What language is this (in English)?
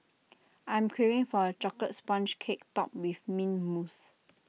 English